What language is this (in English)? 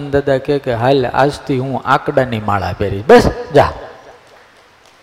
Gujarati